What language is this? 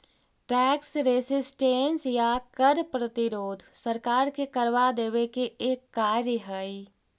Magahi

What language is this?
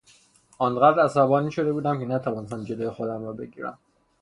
Persian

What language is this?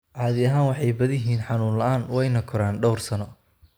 Somali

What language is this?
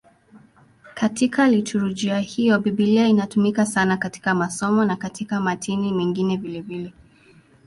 Swahili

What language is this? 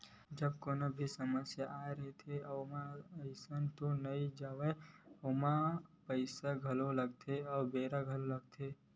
Chhattisgarhi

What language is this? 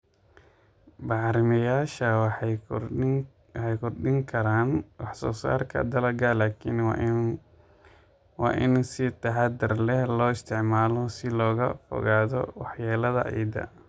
Somali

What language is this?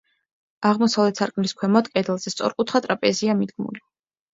Georgian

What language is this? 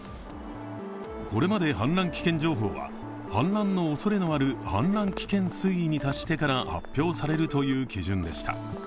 Japanese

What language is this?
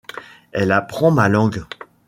French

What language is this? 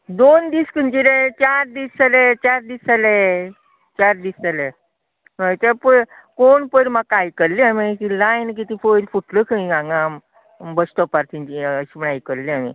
Konkani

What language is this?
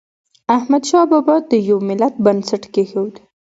Pashto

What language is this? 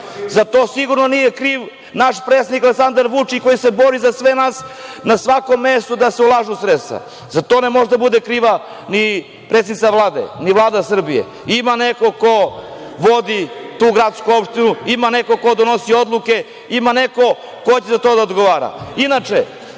Serbian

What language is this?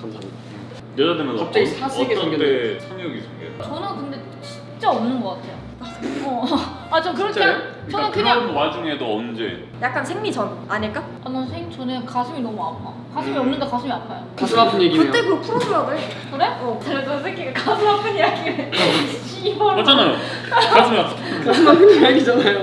Korean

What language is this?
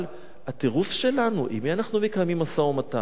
Hebrew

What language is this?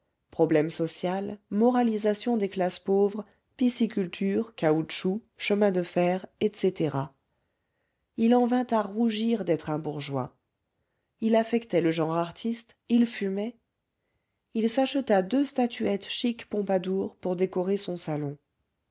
French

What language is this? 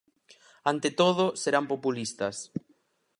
Galician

